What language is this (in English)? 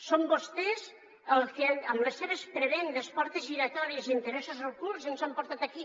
Catalan